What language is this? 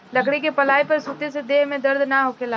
Bhojpuri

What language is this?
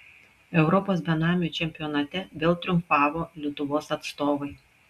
Lithuanian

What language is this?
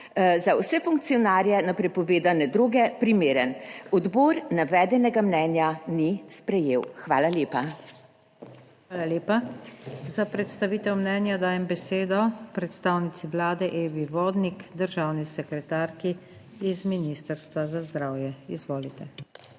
Slovenian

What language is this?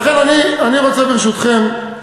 Hebrew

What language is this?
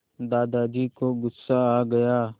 Hindi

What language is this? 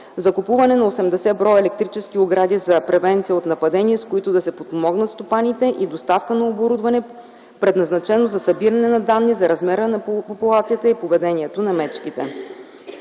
Bulgarian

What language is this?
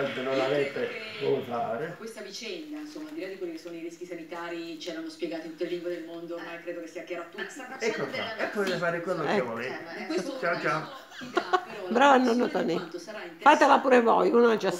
Italian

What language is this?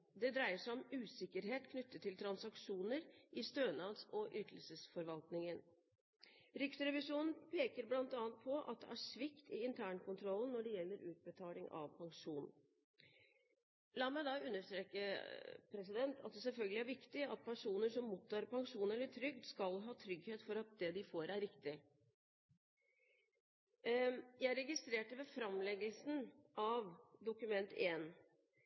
Norwegian Bokmål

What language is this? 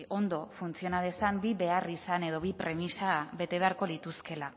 Basque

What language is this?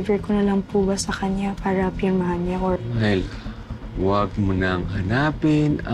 Filipino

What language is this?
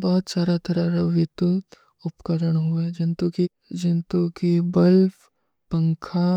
Kui (India)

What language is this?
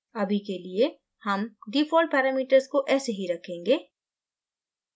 Hindi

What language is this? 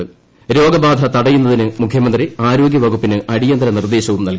Malayalam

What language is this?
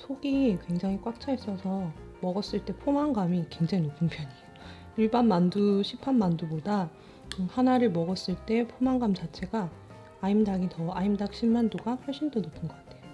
Korean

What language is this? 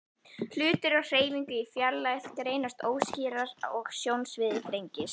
Icelandic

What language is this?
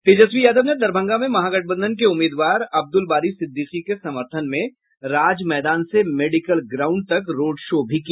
Hindi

